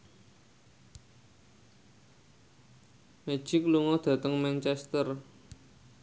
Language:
Javanese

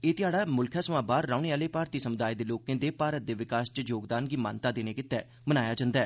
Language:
Dogri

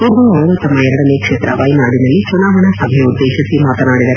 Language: Kannada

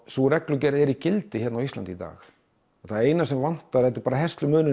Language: Icelandic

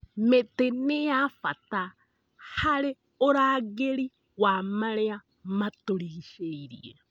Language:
Kikuyu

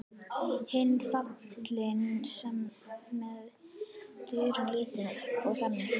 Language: Icelandic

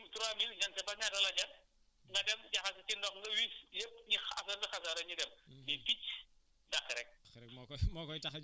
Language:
Wolof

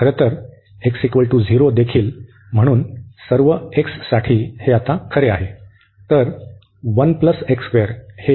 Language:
Marathi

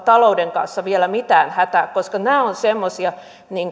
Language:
Finnish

